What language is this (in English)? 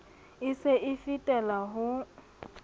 Southern Sotho